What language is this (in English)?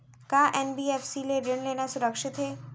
Chhattisgarhi